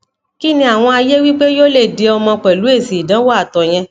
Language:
Yoruba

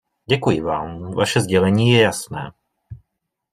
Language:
Czech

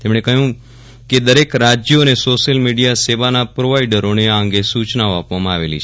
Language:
Gujarati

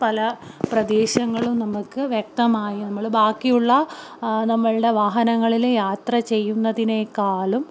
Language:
Malayalam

